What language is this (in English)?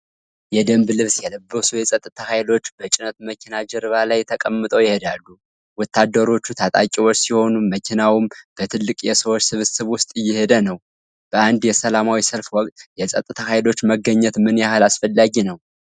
Amharic